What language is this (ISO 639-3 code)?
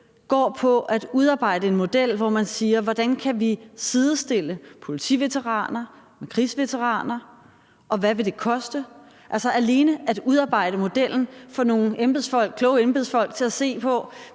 dan